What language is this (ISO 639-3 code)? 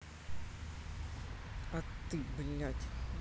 rus